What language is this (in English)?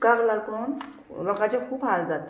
Konkani